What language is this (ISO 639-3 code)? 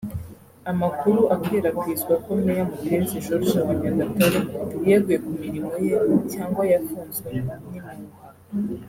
kin